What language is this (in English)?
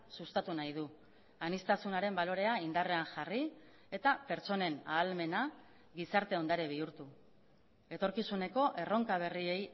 Basque